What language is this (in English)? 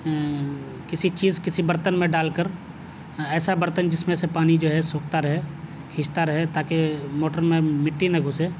Urdu